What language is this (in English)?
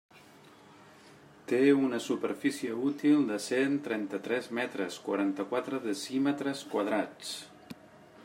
Catalan